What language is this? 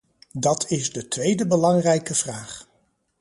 Dutch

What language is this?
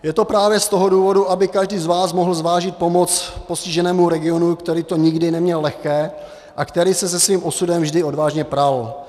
Czech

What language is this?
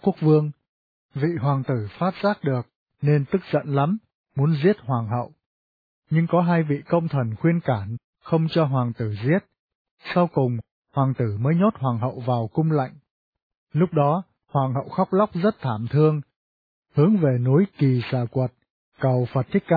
Vietnamese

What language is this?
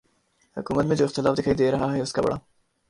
Urdu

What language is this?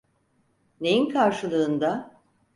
Turkish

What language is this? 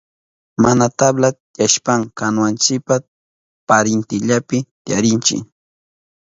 Southern Pastaza Quechua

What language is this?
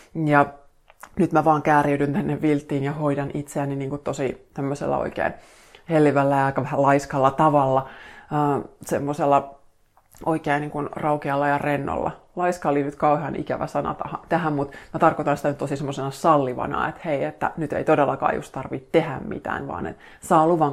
Finnish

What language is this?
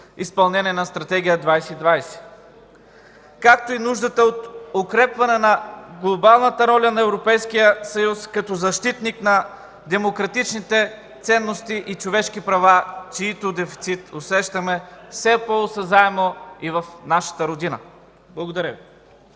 Bulgarian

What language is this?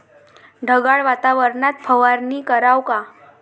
Marathi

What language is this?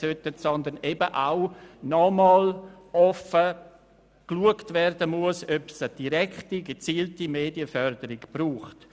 Swiss German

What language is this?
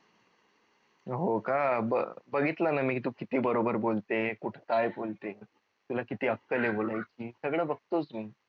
Marathi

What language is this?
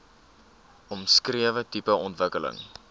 Afrikaans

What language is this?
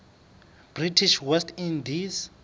Southern Sotho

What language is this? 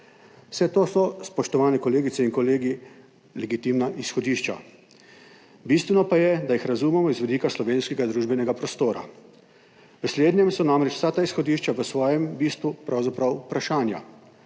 Slovenian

